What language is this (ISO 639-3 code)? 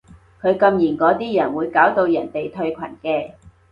yue